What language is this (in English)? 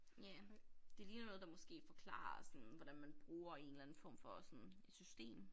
Danish